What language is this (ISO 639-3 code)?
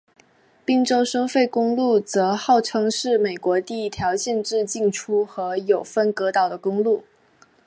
zho